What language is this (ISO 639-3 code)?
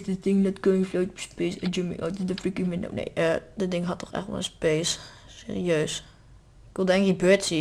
nld